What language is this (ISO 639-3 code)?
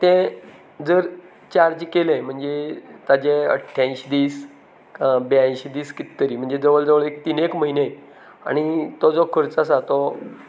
kok